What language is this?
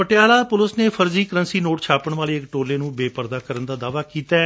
Punjabi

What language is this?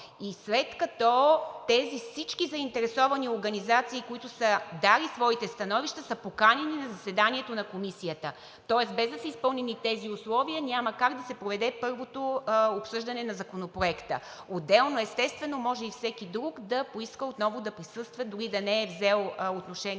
Bulgarian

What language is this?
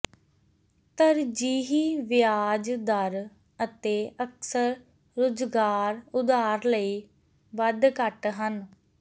Punjabi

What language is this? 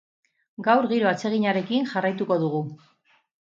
Basque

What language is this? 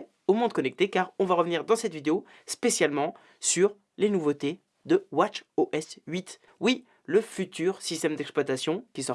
French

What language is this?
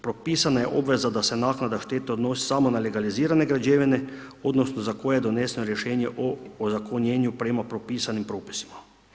Croatian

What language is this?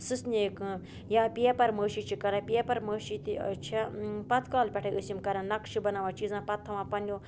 Kashmiri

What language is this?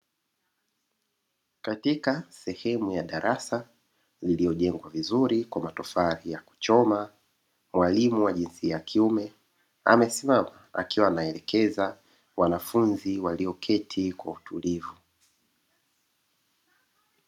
Swahili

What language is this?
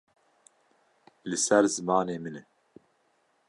Kurdish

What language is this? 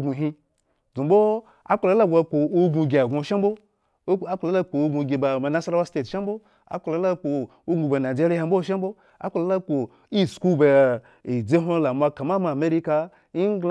Eggon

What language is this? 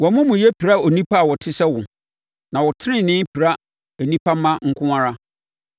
Akan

